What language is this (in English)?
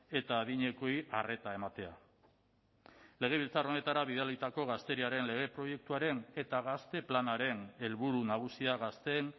Basque